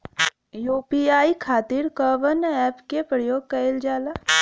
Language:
Bhojpuri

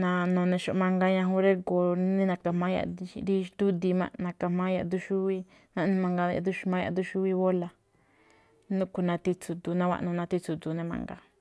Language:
Malinaltepec Me'phaa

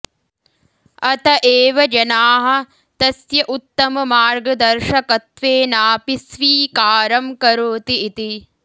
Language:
Sanskrit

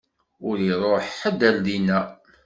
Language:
Kabyle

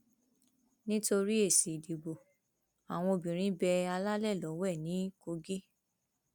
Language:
Yoruba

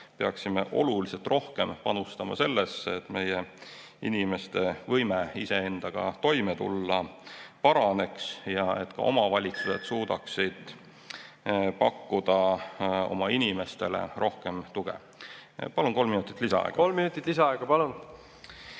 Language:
Estonian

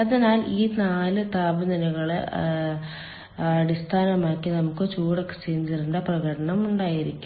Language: Malayalam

